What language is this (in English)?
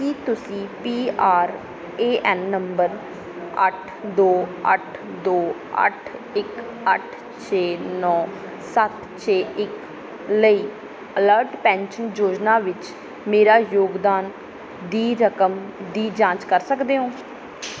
Punjabi